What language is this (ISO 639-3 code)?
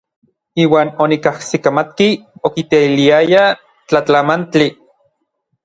nlv